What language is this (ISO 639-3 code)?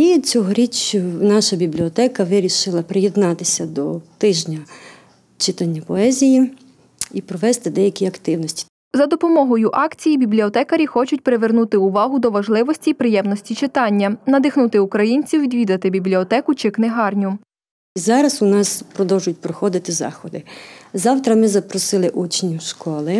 ukr